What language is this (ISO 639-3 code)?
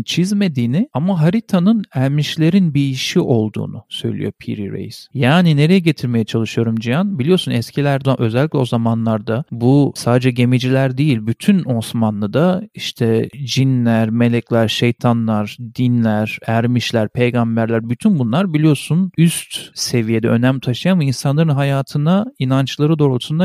tur